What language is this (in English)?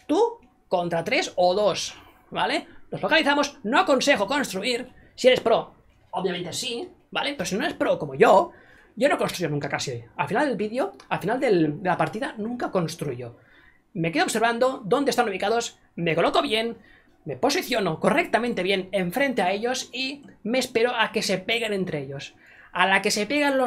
Spanish